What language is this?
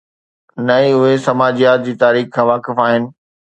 Sindhi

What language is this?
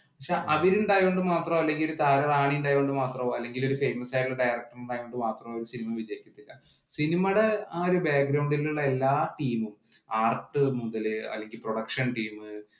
Malayalam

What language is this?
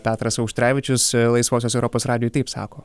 Lithuanian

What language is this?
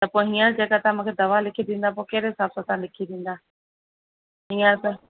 Sindhi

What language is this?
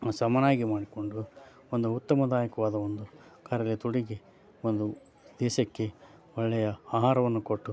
Kannada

